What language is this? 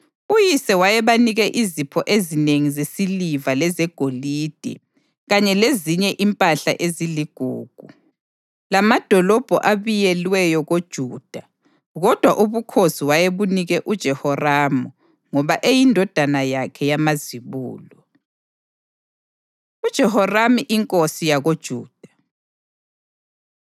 North Ndebele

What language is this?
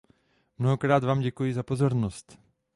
Czech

